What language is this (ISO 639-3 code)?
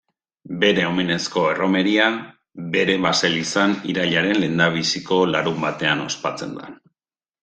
eus